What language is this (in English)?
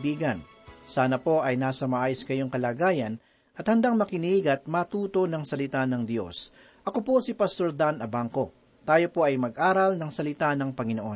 Filipino